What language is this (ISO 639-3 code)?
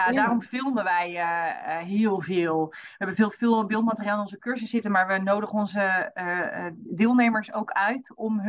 nld